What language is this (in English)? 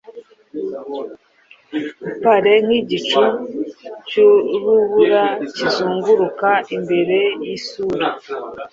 Kinyarwanda